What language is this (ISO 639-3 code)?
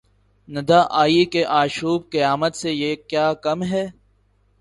urd